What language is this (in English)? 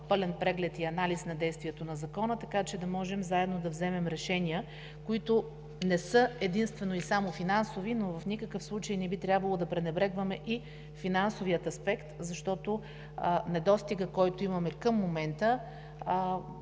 Bulgarian